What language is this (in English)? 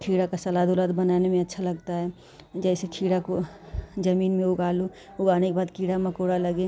Hindi